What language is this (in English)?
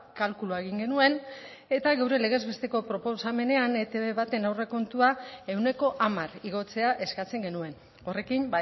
Basque